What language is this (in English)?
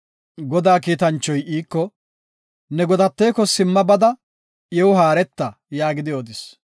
Gofa